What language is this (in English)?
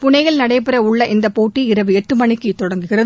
Tamil